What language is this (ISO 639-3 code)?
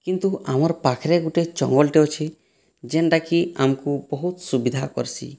ori